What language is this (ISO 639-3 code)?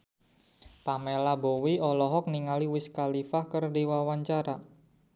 sun